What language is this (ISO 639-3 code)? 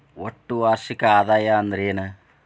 kan